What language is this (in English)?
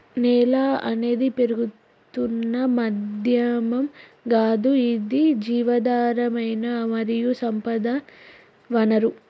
Telugu